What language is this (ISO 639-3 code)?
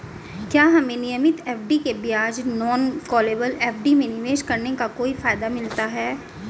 hin